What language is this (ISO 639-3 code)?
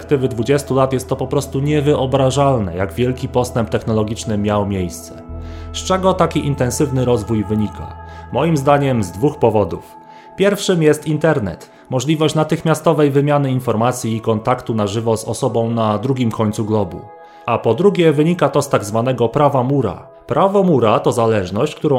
pol